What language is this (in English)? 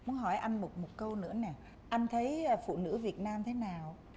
Vietnamese